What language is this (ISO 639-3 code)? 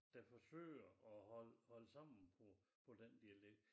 dan